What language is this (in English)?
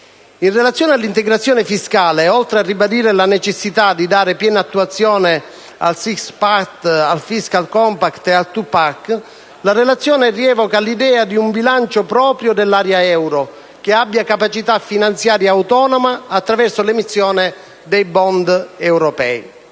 Italian